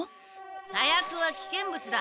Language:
Japanese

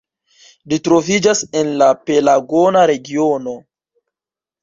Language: Esperanto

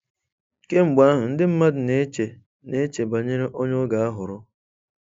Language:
Igbo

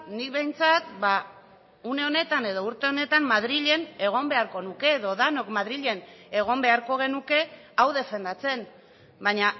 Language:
Basque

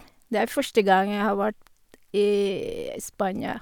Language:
Norwegian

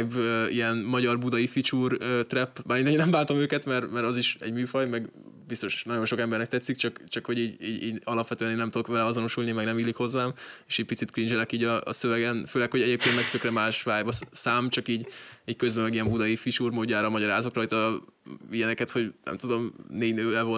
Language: Hungarian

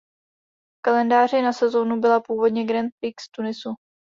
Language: Czech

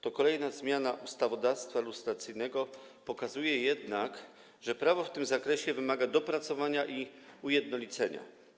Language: Polish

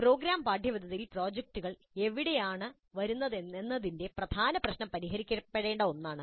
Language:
Malayalam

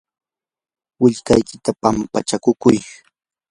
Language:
Yanahuanca Pasco Quechua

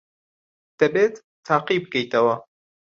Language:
Central Kurdish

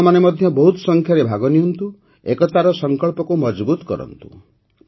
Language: Odia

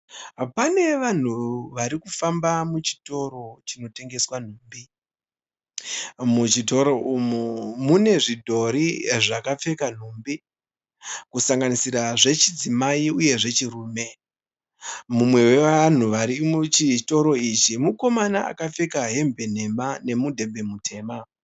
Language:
Shona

